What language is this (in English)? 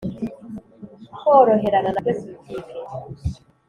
Kinyarwanda